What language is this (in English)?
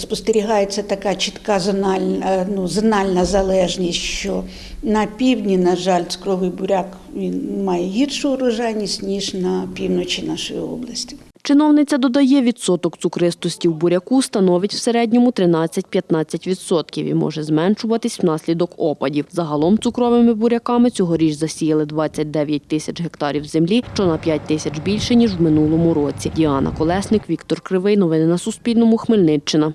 Ukrainian